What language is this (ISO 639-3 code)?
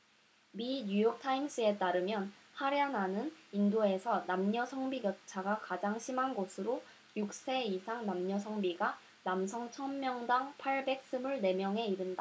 kor